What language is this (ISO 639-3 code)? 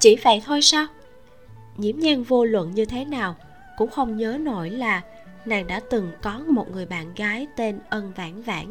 vie